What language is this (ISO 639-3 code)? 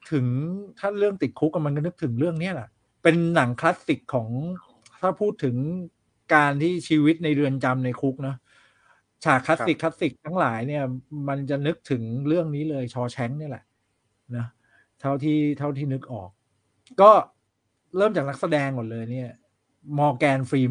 tha